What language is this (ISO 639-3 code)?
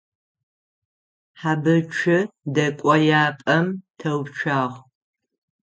ady